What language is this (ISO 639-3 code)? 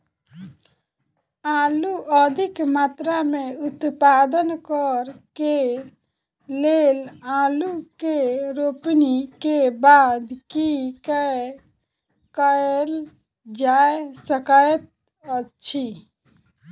mai